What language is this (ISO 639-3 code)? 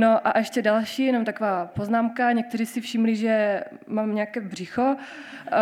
ces